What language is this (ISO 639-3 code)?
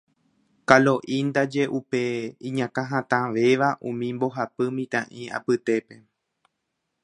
grn